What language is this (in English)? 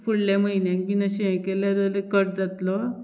Konkani